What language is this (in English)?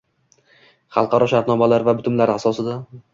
Uzbek